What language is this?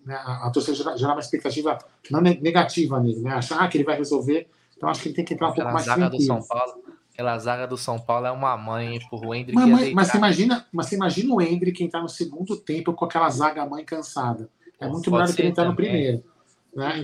Portuguese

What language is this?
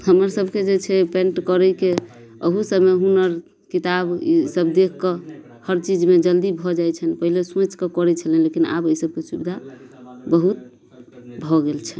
Maithili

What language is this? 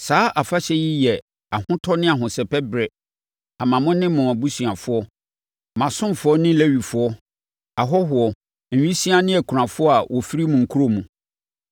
Akan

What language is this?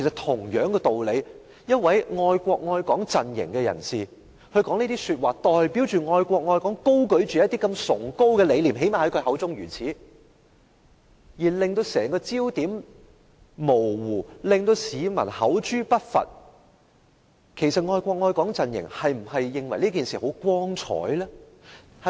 Cantonese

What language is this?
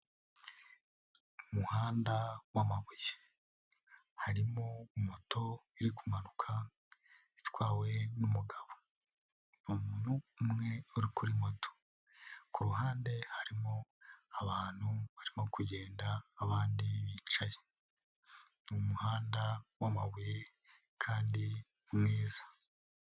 Kinyarwanda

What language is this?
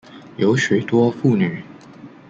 Chinese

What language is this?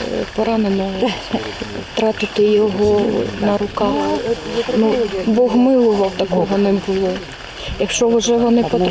Ukrainian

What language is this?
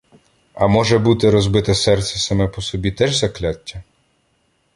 Ukrainian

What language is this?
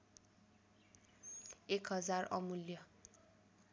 Nepali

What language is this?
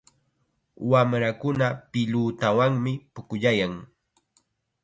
Chiquián Ancash Quechua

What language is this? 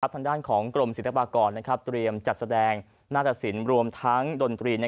Thai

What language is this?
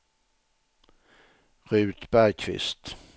Swedish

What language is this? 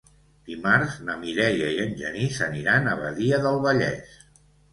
Catalan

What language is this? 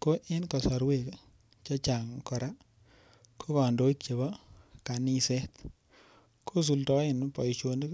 Kalenjin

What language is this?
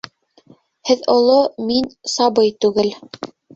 Bashkir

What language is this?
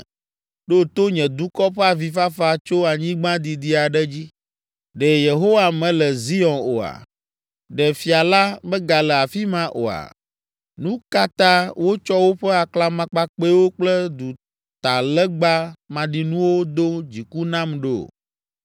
Ewe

